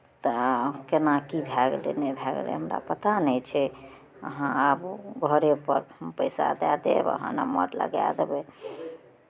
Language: Maithili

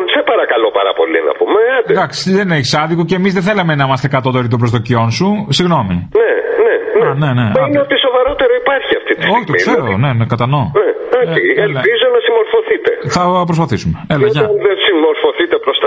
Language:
Greek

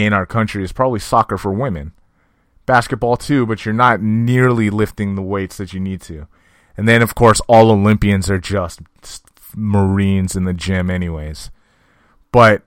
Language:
English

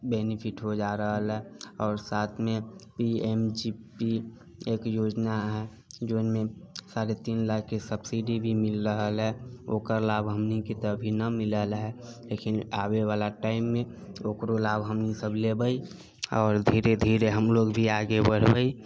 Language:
Maithili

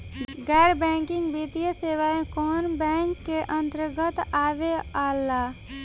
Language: Bhojpuri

